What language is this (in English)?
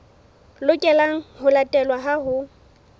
Southern Sotho